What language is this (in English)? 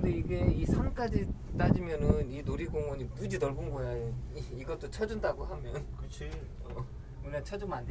Korean